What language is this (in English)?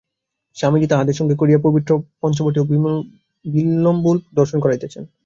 Bangla